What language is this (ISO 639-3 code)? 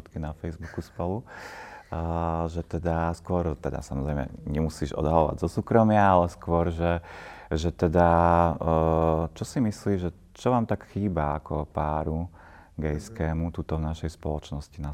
slk